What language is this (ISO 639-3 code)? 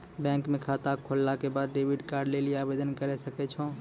mai